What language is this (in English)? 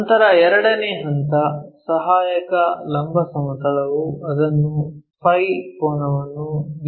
Kannada